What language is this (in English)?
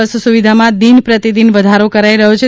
Gujarati